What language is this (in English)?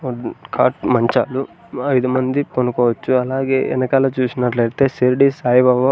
Telugu